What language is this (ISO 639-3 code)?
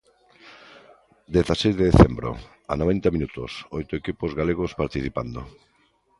glg